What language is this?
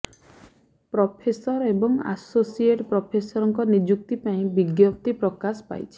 Odia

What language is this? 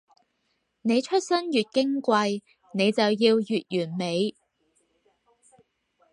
Cantonese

